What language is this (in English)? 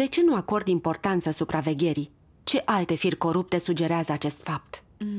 Romanian